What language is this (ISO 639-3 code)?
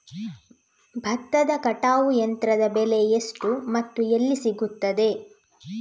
kan